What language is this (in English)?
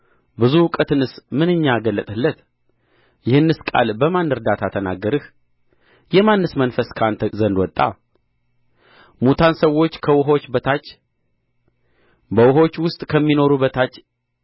Amharic